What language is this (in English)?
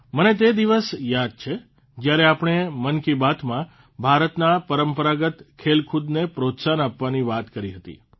Gujarati